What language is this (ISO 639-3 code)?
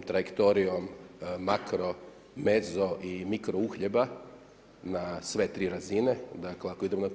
hrv